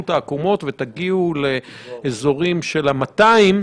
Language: Hebrew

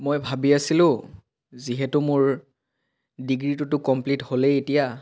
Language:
Assamese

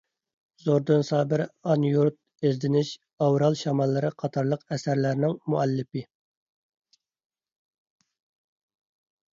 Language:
Uyghur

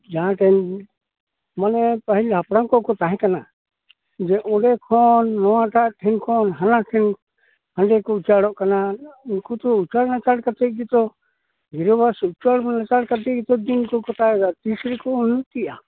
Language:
Santali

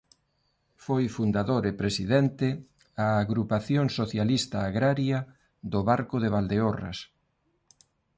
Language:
Galician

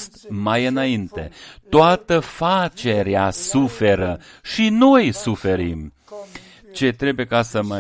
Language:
Romanian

